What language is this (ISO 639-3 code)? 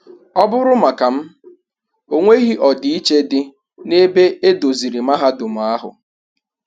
ibo